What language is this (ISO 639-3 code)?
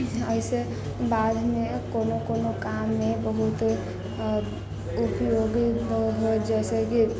mai